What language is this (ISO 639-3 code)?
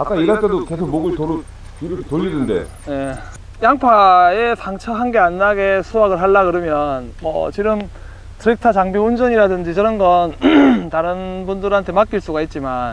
kor